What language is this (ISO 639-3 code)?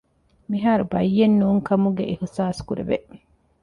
div